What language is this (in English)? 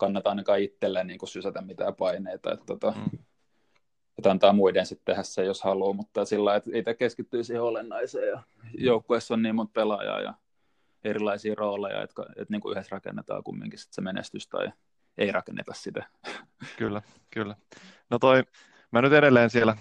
Finnish